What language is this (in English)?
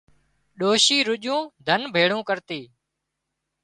Wadiyara Koli